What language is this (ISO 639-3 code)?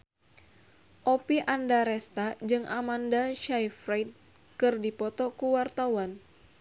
sun